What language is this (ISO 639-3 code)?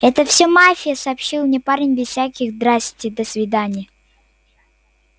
rus